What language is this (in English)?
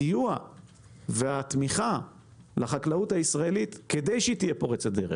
Hebrew